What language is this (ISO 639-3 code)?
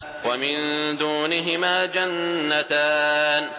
ara